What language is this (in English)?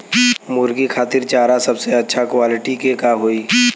Bhojpuri